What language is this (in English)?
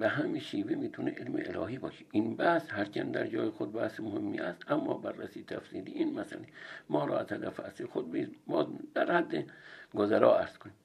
Persian